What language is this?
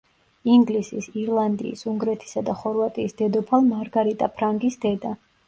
Georgian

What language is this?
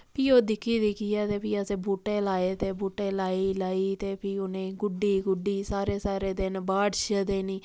Dogri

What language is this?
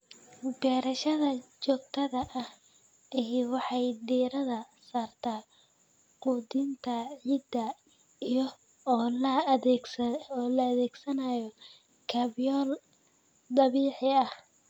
Somali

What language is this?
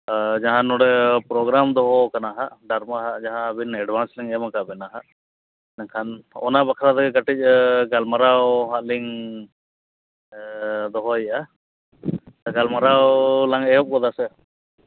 Santali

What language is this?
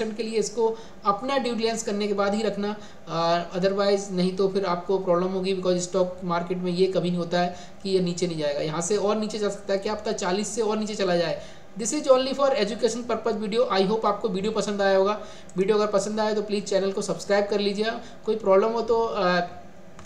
Hindi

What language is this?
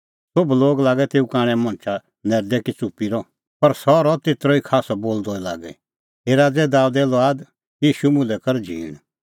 Kullu Pahari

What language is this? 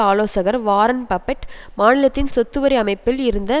Tamil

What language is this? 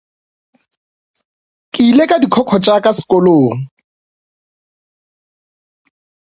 Northern Sotho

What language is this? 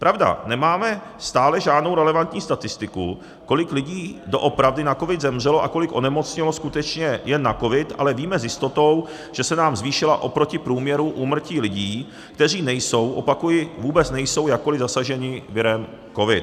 Czech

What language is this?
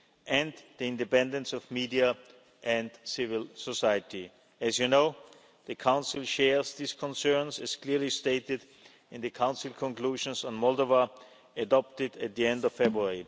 English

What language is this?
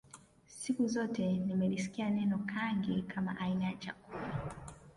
Swahili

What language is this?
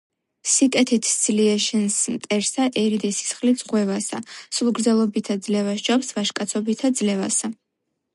Georgian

